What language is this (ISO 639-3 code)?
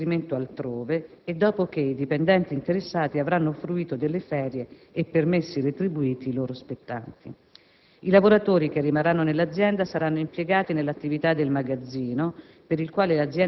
ita